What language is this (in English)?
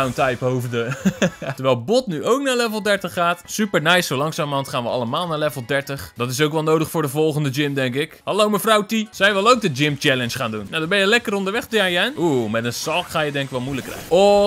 Dutch